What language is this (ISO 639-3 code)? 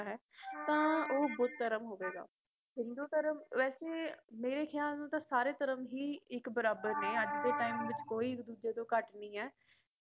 pan